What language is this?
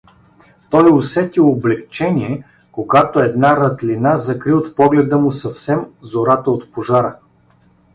Bulgarian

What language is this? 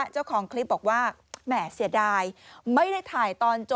Thai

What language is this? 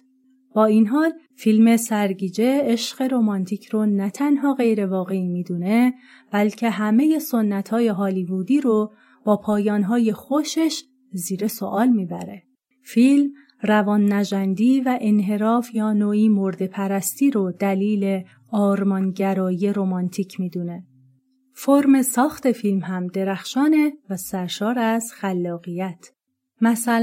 Persian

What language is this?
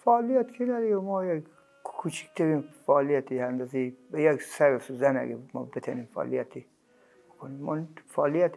Persian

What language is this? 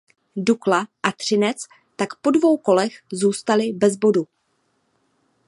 Czech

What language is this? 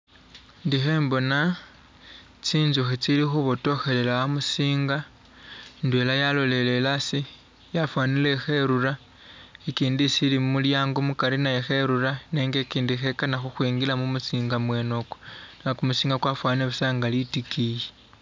Masaaba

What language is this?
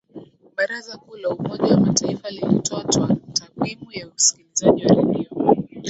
Swahili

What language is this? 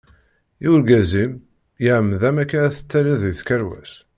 Kabyle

